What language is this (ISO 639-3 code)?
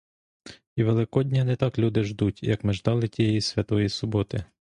ukr